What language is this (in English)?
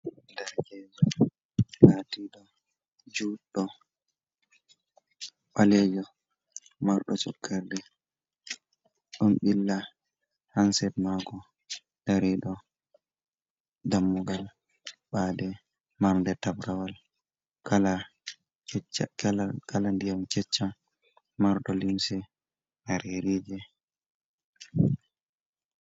Fula